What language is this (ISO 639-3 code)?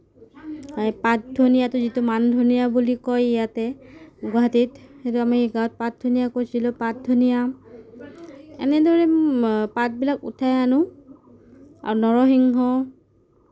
asm